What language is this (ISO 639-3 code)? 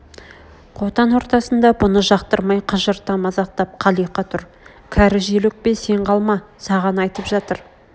kaz